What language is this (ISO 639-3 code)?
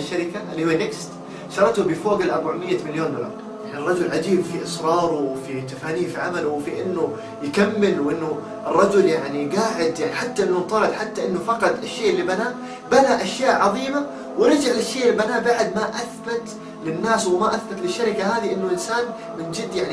ara